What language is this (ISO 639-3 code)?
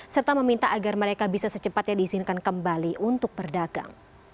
ind